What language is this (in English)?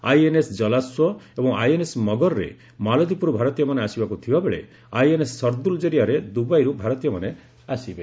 Odia